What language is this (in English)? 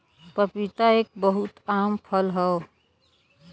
Bhojpuri